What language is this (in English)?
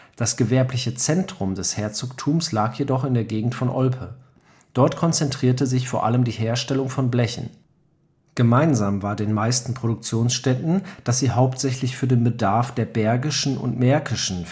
German